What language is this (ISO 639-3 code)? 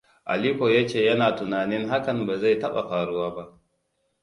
hau